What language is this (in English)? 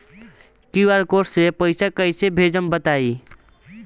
Bhojpuri